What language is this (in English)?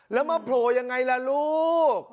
Thai